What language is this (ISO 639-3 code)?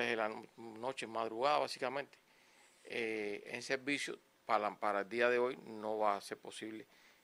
spa